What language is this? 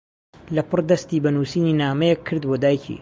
Central Kurdish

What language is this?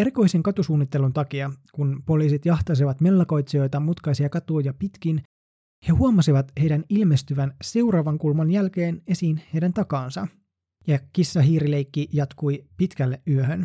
Finnish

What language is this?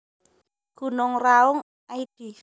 Javanese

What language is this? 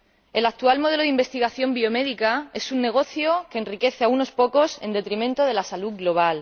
Spanish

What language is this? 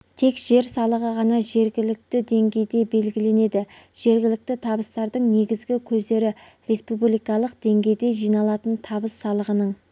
Kazakh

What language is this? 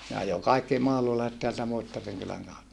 Finnish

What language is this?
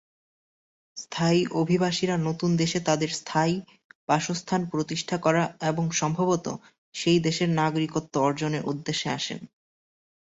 Bangla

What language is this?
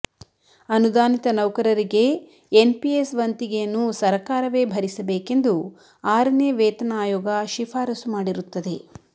Kannada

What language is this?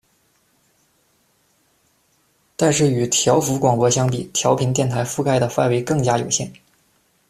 Chinese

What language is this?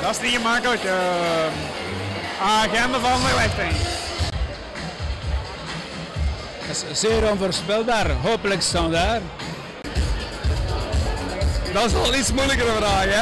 Dutch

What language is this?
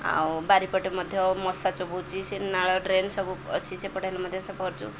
Odia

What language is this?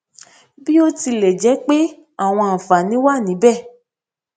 Yoruba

